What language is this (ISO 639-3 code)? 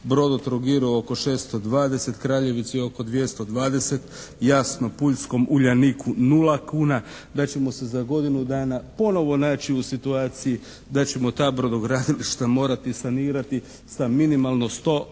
hrv